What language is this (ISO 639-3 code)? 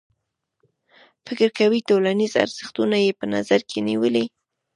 pus